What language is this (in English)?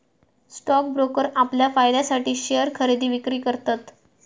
Marathi